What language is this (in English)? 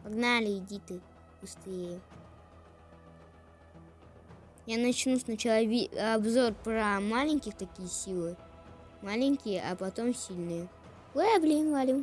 Russian